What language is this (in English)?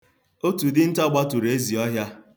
Igbo